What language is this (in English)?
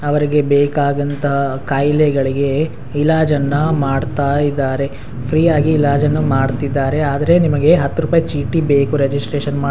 Kannada